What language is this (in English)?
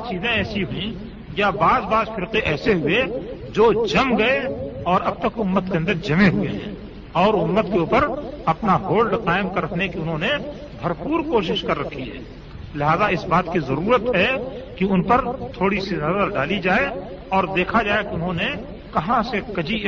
Urdu